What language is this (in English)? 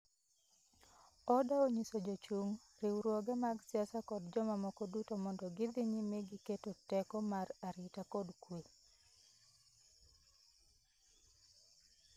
Luo (Kenya and Tanzania)